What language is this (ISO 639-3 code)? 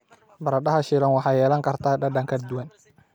som